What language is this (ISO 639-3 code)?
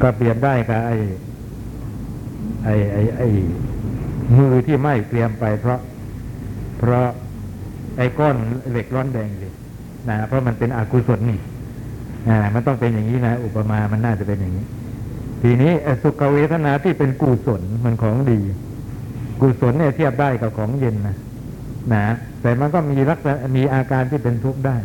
tha